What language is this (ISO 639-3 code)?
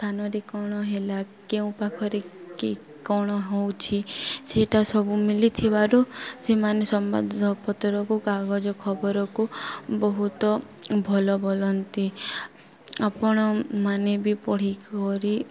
ori